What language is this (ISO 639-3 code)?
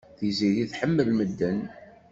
kab